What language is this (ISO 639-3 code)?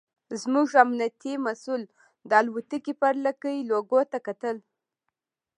pus